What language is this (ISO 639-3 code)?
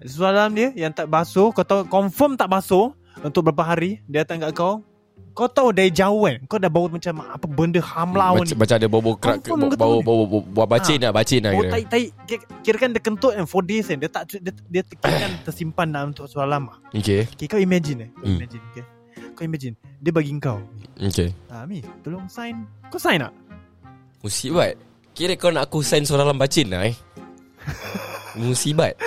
msa